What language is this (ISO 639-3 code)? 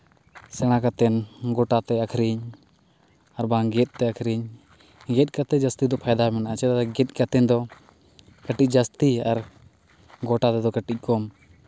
sat